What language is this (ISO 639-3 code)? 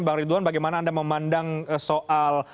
ind